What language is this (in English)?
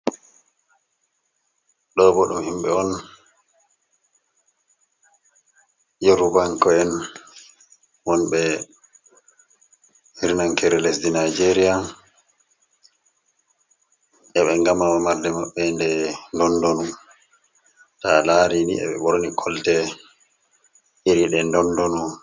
Fula